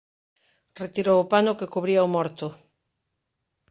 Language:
Galician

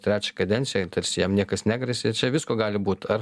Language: Lithuanian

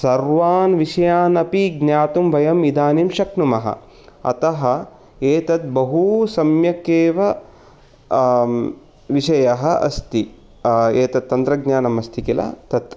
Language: Sanskrit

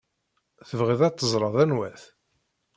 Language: Kabyle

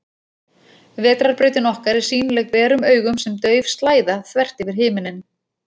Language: Icelandic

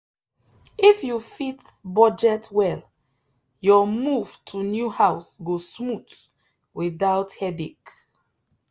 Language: Nigerian Pidgin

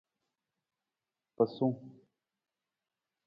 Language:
Nawdm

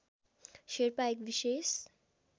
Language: Nepali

